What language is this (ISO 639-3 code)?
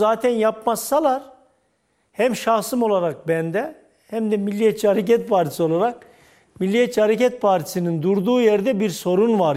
tur